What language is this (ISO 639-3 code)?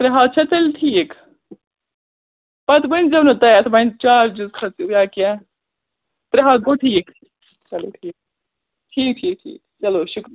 kas